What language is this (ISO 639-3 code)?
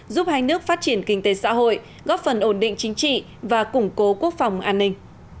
vie